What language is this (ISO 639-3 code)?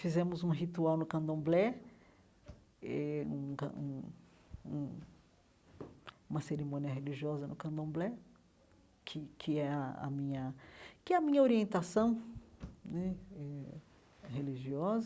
por